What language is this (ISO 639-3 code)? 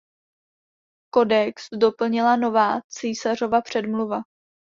ces